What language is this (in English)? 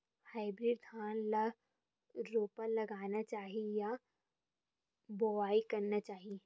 Chhattisgarhi